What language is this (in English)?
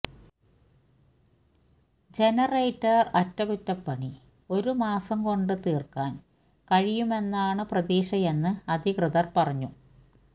Malayalam